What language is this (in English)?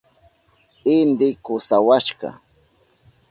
Southern Pastaza Quechua